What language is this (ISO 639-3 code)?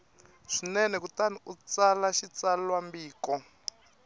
tso